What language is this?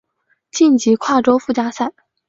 Chinese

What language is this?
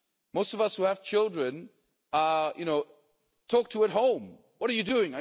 English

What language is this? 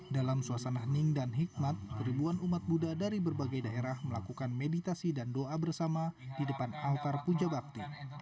Indonesian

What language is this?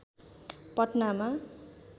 Nepali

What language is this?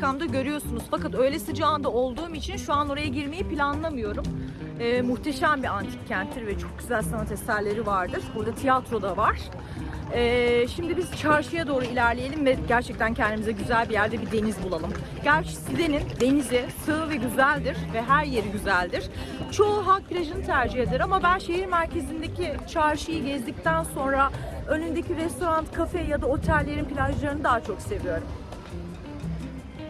Turkish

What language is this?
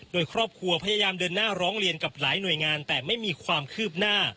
Thai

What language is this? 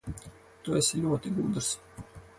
Latvian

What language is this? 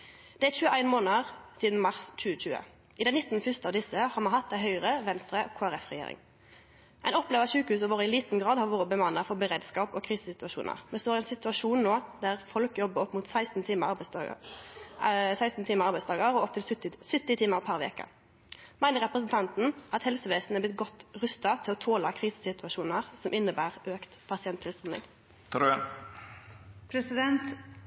Norwegian Nynorsk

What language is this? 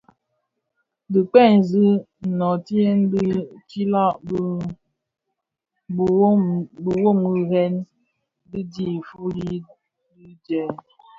Bafia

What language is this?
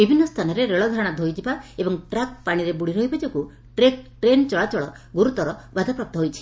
Odia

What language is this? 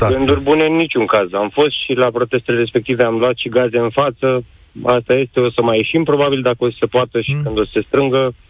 Romanian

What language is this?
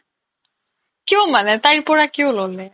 Assamese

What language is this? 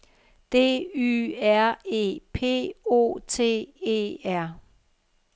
Danish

